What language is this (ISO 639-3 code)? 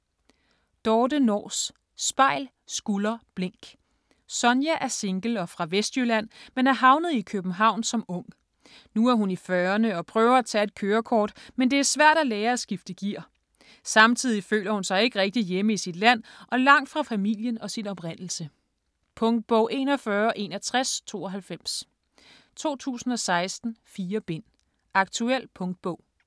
dan